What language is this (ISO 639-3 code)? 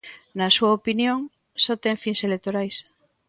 glg